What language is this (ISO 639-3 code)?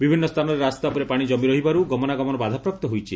ori